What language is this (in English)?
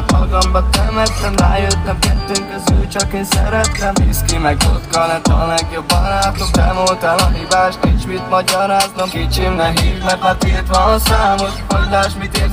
Hungarian